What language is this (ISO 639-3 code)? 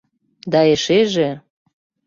chm